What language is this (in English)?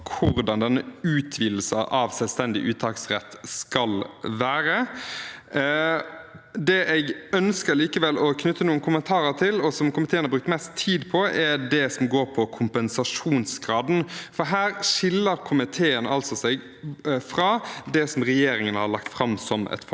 Norwegian